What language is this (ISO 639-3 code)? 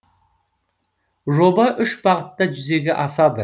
kaz